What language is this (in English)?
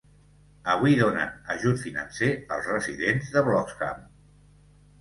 Catalan